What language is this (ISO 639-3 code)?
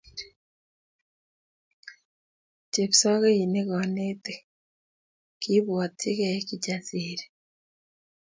kln